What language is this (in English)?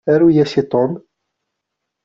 Kabyle